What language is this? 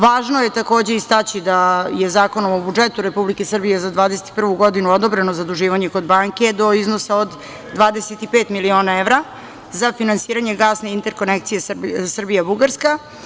Serbian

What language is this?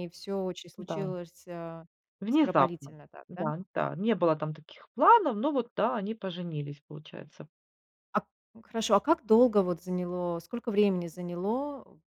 Russian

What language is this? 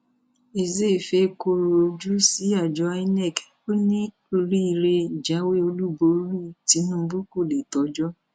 Yoruba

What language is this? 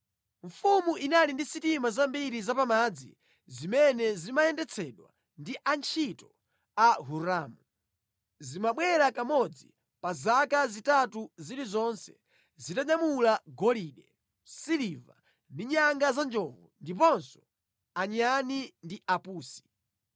Nyanja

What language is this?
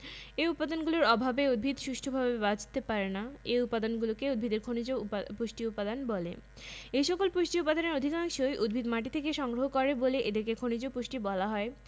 Bangla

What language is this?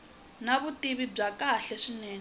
Tsonga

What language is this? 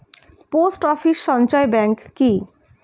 Bangla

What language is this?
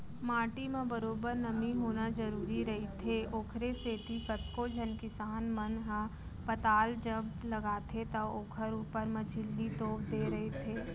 Chhattisgarhi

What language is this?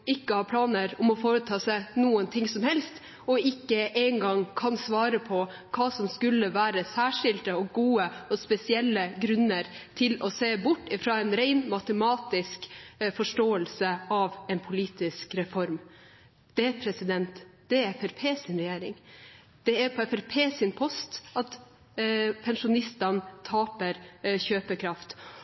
Norwegian Bokmål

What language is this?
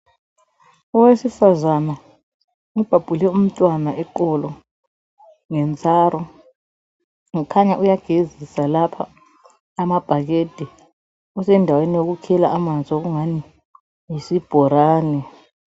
North Ndebele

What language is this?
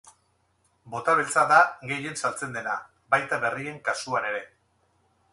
Basque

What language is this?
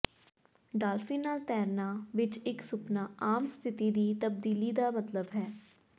Punjabi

